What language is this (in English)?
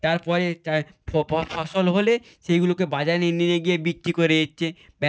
Bangla